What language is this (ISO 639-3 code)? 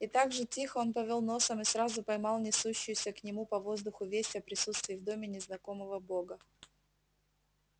rus